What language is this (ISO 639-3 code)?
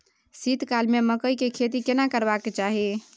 mai